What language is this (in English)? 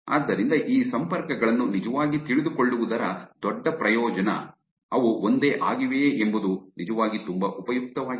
Kannada